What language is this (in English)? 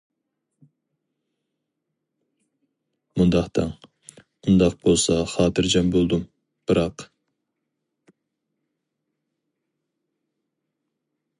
Uyghur